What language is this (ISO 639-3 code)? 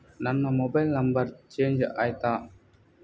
kan